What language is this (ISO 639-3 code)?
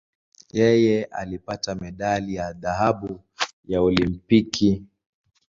swa